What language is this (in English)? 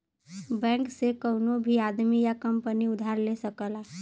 Bhojpuri